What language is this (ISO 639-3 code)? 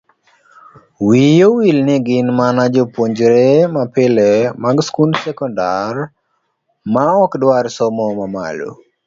luo